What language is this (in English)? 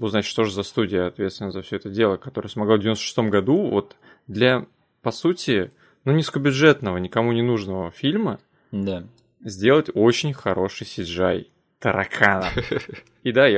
Russian